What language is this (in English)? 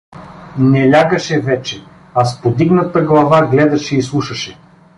Bulgarian